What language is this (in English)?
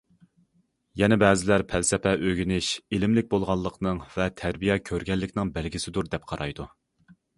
Uyghur